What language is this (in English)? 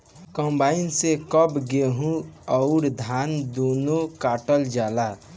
Bhojpuri